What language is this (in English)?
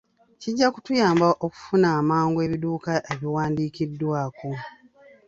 Ganda